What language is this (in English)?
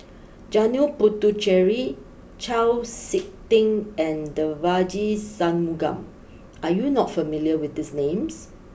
English